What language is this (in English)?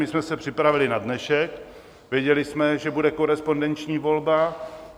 Czech